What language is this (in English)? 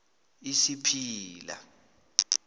South Ndebele